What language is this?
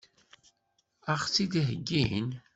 Kabyle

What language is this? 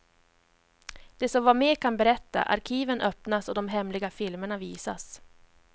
Swedish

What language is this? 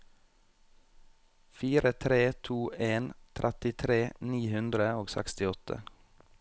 Norwegian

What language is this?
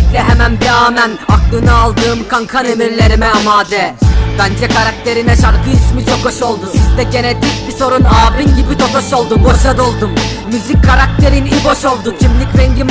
Turkish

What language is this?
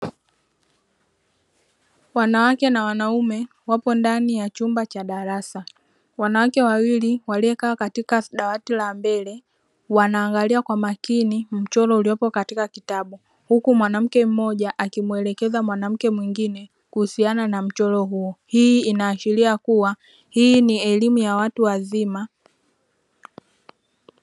Swahili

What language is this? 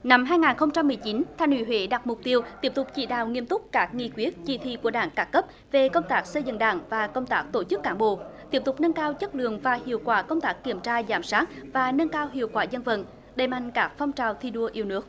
Vietnamese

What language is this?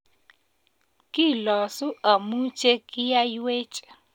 Kalenjin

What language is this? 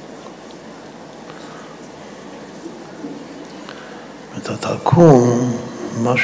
Hebrew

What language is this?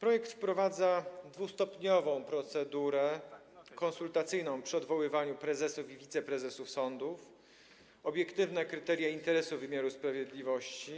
Polish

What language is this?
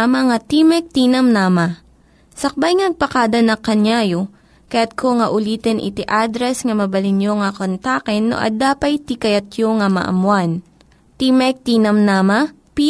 Filipino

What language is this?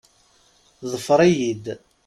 Kabyle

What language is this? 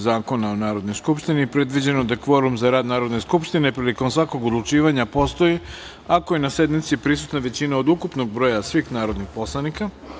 Serbian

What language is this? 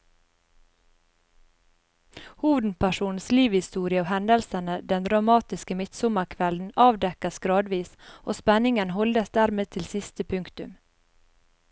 Norwegian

